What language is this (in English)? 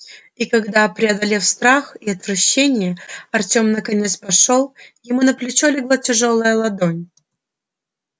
Russian